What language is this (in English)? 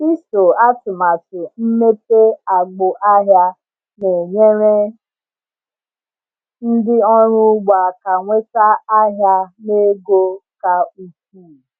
Igbo